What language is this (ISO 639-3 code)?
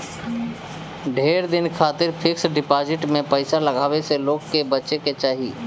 bho